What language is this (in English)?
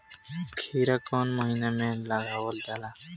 Bhojpuri